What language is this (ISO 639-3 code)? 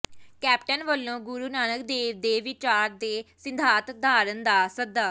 pan